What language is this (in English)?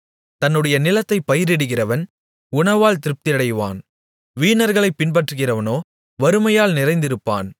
Tamil